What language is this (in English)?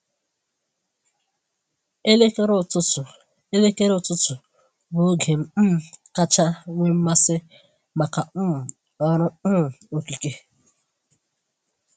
Igbo